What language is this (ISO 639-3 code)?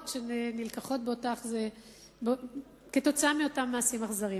heb